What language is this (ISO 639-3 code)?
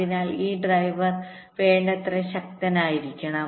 mal